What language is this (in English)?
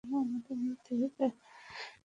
Bangla